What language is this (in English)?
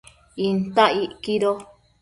Matsés